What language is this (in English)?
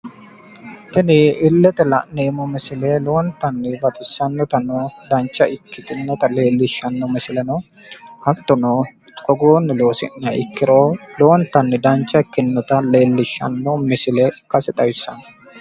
Sidamo